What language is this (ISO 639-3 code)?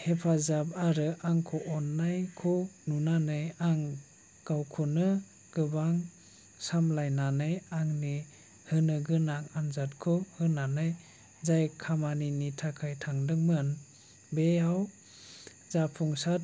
brx